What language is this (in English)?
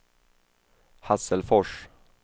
Swedish